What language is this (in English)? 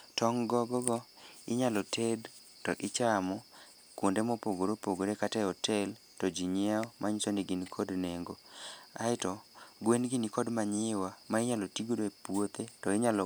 Luo (Kenya and Tanzania)